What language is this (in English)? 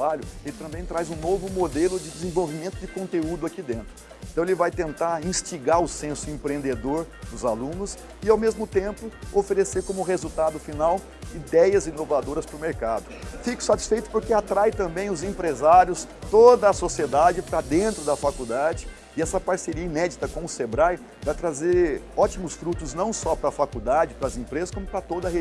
Portuguese